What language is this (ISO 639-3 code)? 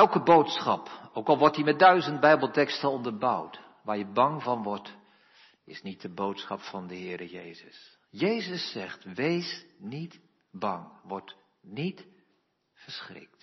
nld